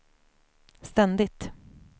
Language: Swedish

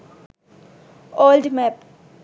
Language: Sinhala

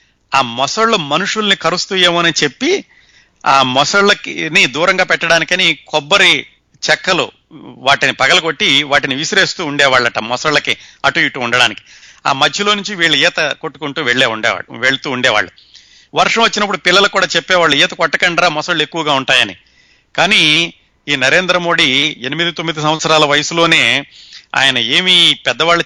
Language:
Telugu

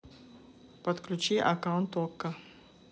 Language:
Russian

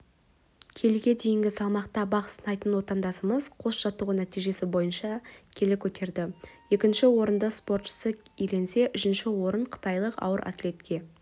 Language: Kazakh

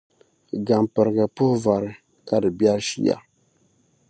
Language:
Dagbani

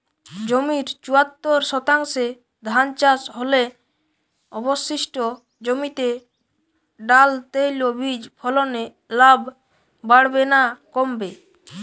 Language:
Bangla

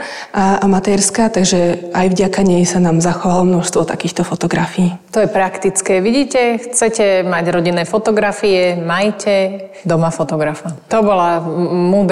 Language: Slovak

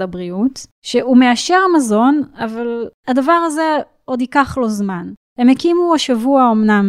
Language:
Hebrew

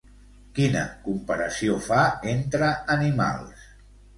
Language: Catalan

